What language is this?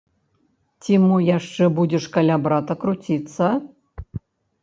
Belarusian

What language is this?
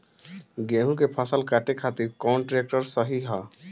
Bhojpuri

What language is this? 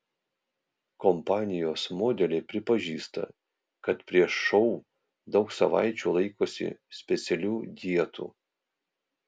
Lithuanian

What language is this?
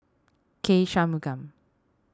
English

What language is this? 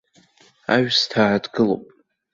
Abkhazian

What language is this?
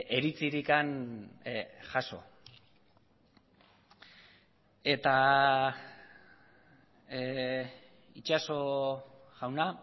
Basque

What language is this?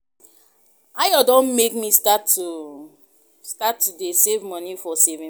Nigerian Pidgin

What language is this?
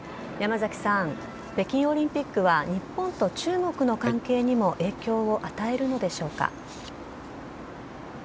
Japanese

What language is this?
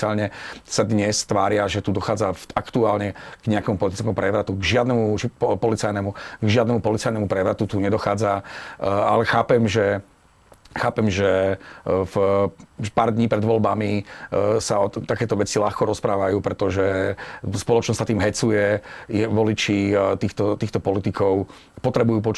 Slovak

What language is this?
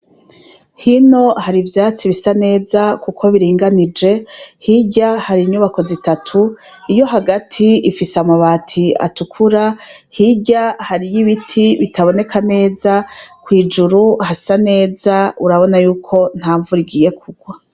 Rundi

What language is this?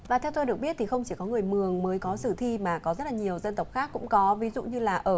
Vietnamese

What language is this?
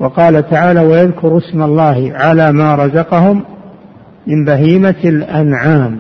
Arabic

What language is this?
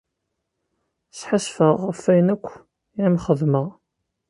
Kabyle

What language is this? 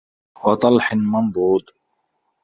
Arabic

